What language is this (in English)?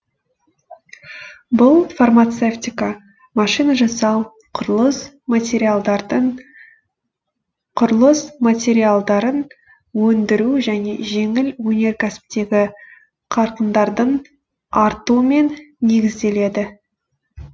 Kazakh